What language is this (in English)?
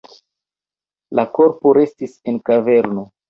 Esperanto